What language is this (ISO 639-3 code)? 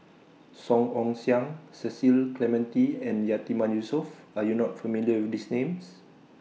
eng